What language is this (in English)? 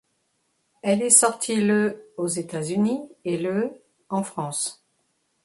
French